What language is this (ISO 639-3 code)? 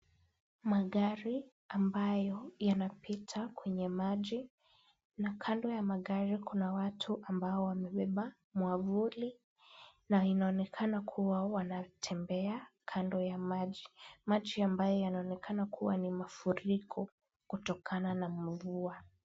swa